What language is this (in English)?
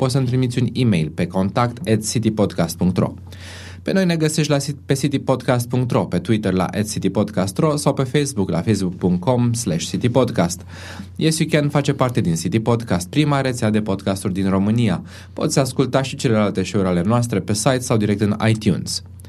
Romanian